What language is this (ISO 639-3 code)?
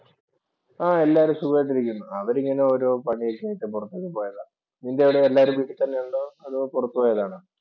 mal